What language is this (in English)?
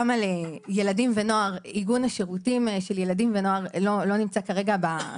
Hebrew